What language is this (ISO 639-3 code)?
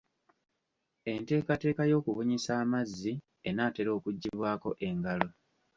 lug